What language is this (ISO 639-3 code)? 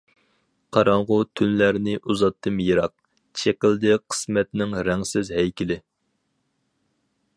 uig